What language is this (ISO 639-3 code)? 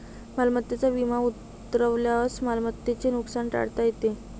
mar